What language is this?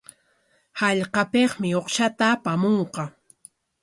Corongo Ancash Quechua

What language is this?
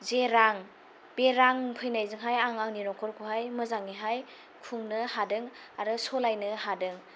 Bodo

